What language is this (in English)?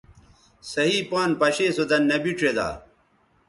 Bateri